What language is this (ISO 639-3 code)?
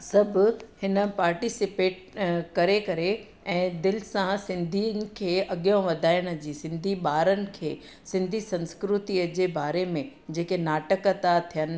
snd